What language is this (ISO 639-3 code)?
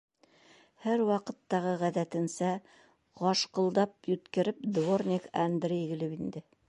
bak